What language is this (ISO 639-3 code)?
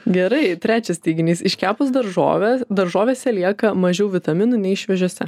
lit